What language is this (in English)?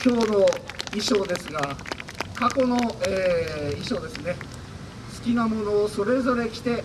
Japanese